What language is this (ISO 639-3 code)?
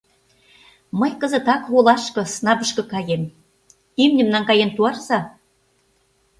chm